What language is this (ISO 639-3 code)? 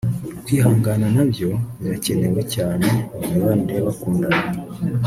kin